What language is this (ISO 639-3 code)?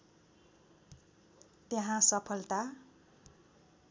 nep